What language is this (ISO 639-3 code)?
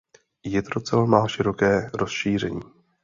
ces